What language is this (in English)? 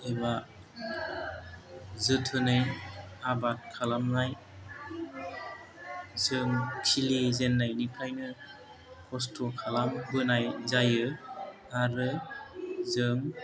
Bodo